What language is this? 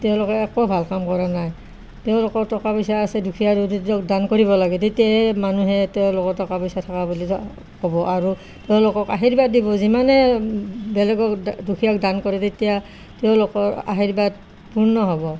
Assamese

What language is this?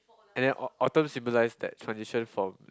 English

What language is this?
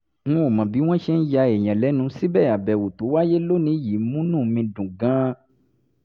Yoruba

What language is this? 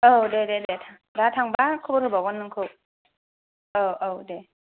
Bodo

